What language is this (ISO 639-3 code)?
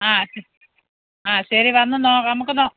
mal